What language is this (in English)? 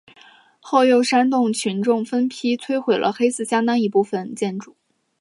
Chinese